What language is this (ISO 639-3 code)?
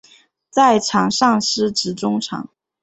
zho